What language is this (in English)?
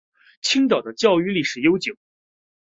Chinese